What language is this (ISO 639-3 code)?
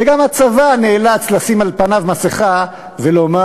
heb